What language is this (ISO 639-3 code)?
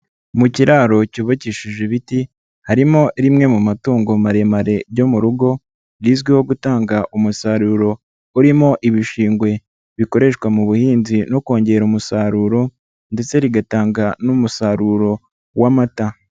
kin